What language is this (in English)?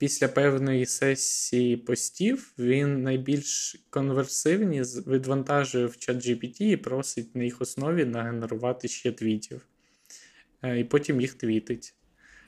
Ukrainian